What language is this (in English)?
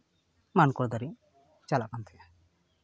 Santali